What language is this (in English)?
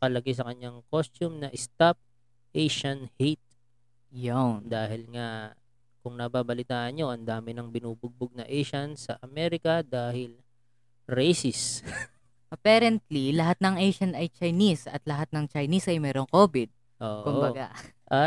Filipino